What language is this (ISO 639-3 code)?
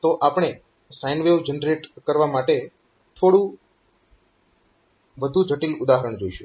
guj